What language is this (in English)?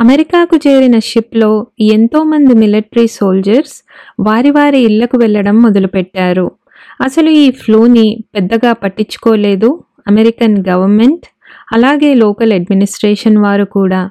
Telugu